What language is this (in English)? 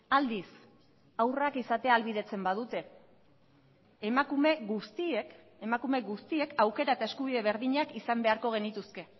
Basque